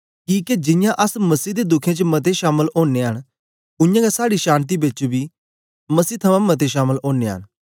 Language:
Dogri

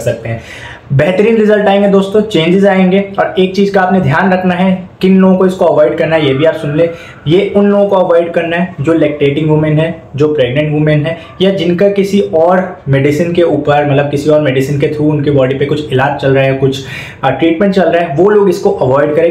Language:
Hindi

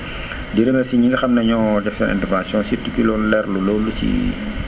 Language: Wolof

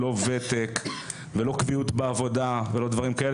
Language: Hebrew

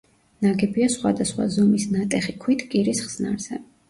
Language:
Georgian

